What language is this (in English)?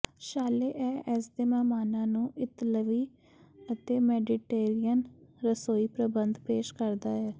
Punjabi